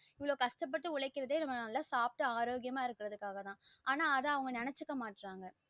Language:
Tamil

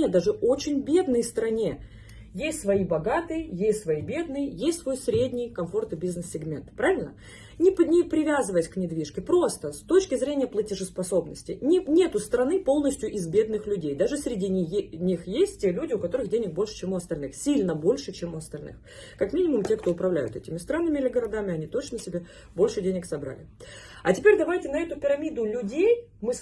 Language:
Russian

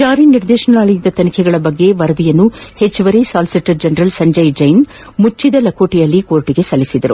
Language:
Kannada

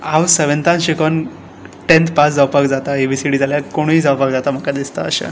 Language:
Konkani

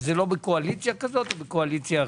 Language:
Hebrew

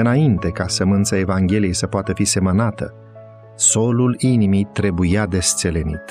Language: Romanian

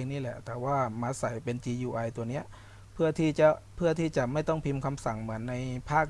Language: Thai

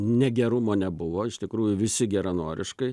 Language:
Lithuanian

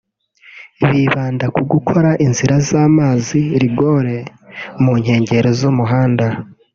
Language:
Kinyarwanda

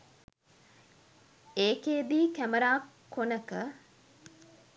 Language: Sinhala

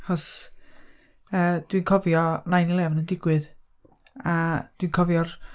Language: Welsh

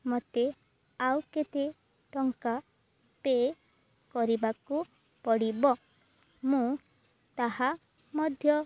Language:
Odia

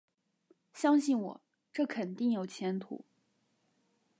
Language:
Chinese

